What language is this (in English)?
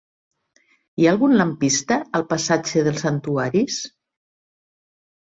Catalan